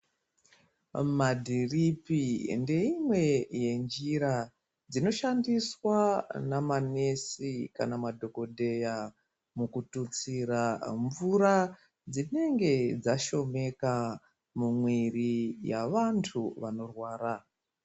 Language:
Ndau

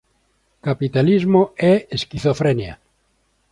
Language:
Galician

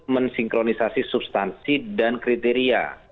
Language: Indonesian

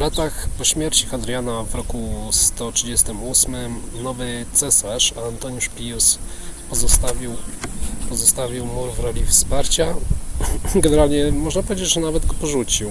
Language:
Polish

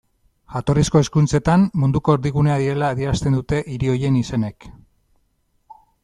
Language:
Basque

